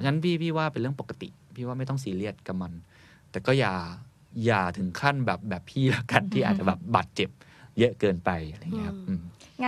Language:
Thai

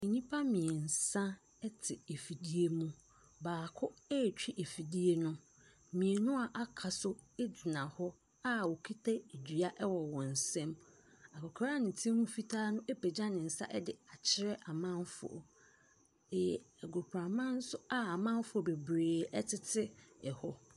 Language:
Akan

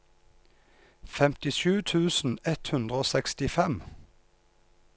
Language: Norwegian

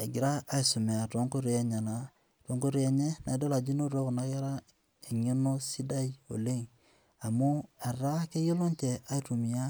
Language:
Masai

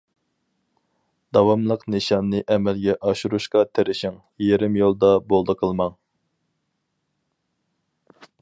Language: Uyghur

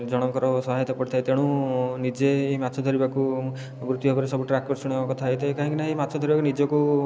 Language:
Odia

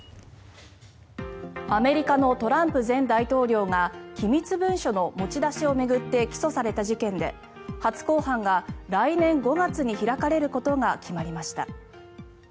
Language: Japanese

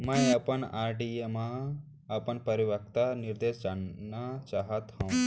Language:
Chhattisgarhi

